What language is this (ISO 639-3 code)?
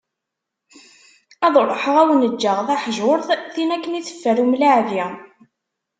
kab